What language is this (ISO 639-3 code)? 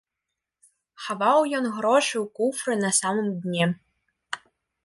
bel